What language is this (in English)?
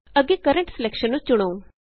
Punjabi